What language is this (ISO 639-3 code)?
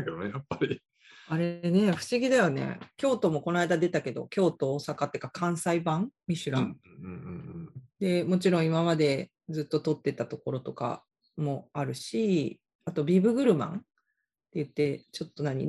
jpn